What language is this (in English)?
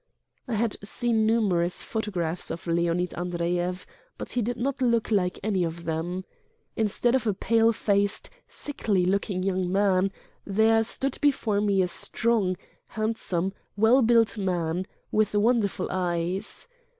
English